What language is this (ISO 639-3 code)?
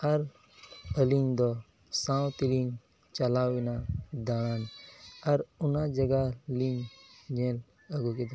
sat